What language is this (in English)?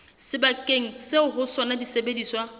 Southern Sotho